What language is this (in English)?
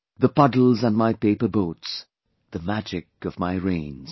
English